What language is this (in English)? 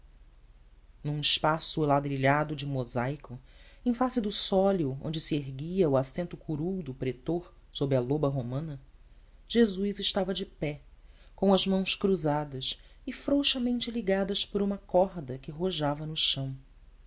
Portuguese